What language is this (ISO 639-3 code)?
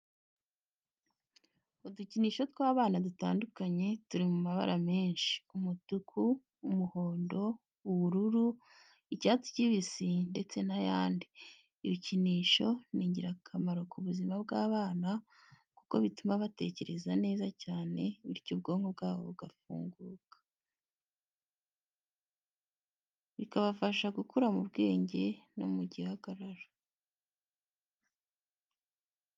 kin